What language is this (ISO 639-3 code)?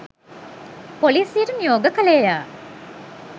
sin